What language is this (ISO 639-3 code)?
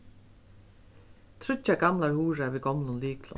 fao